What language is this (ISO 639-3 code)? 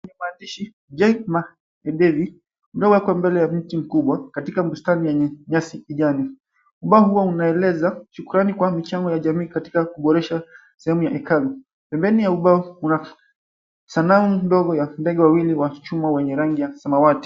swa